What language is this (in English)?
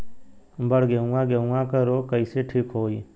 Bhojpuri